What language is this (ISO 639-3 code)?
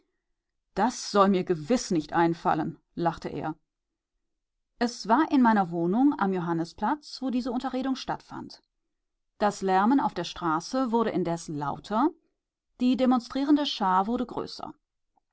deu